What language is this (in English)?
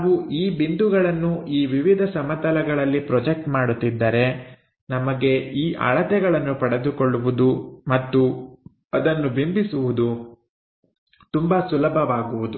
Kannada